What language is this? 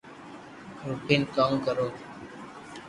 Loarki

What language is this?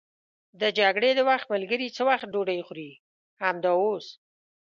Pashto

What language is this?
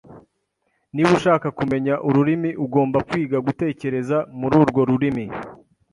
Kinyarwanda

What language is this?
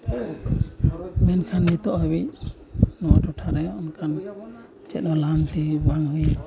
Santali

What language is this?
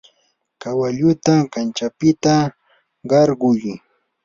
Yanahuanca Pasco Quechua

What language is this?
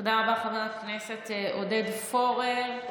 Hebrew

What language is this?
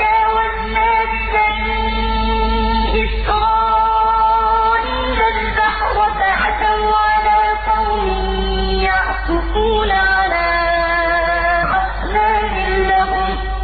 Arabic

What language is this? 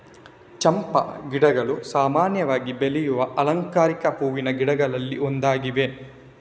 Kannada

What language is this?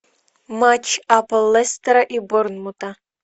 Russian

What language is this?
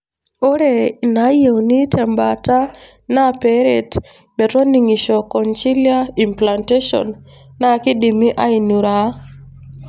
Masai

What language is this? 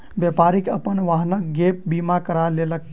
Maithili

